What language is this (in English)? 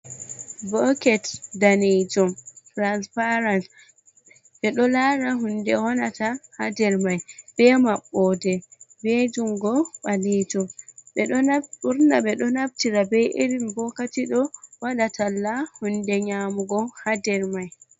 Fula